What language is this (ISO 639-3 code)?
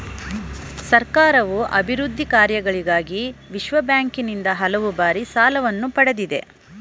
kan